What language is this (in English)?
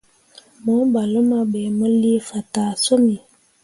Mundang